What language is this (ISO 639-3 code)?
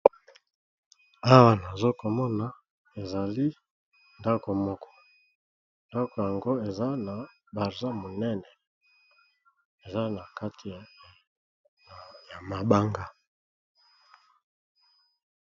lin